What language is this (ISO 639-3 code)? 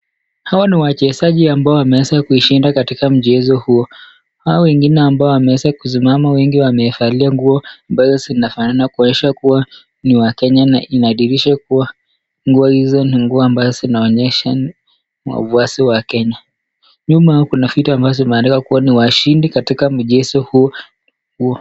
swa